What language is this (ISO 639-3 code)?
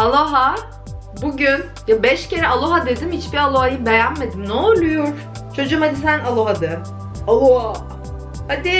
tur